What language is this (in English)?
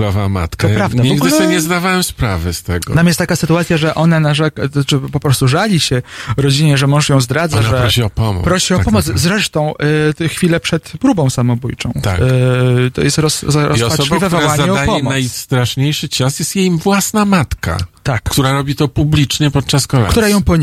Polish